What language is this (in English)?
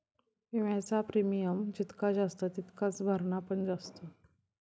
Marathi